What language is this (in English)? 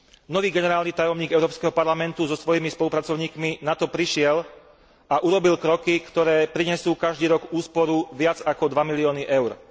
Slovak